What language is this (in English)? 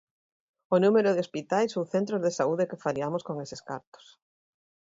Galician